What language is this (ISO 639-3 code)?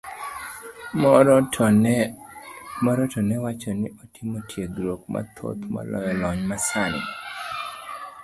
luo